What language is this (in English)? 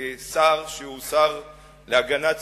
Hebrew